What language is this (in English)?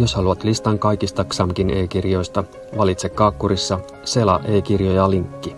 Finnish